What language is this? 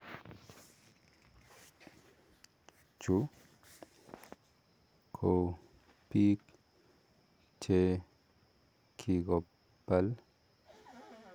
Kalenjin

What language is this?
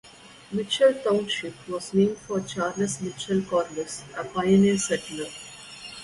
English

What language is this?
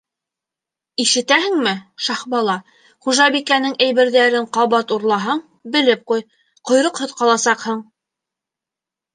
Bashkir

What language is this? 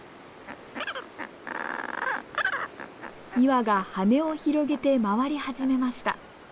Japanese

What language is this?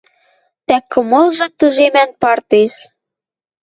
Western Mari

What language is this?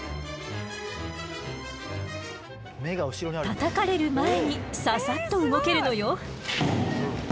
Japanese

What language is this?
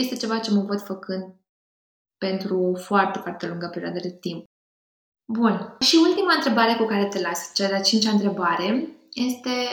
Romanian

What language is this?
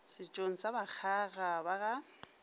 Northern Sotho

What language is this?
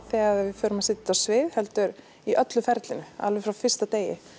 Icelandic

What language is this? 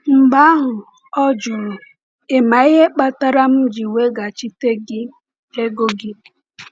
Igbo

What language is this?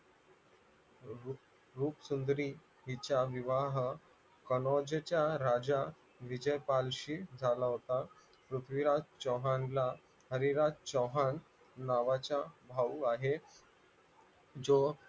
Marathi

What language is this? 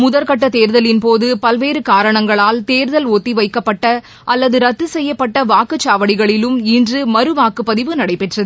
Tamil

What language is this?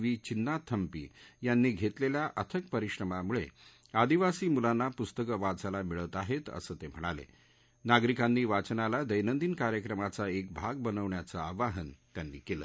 Marathi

